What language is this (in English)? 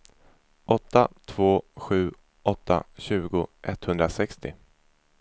Swedish